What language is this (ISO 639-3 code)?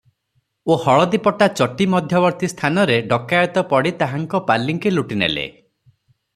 ori